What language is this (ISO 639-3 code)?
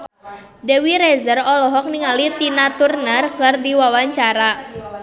sun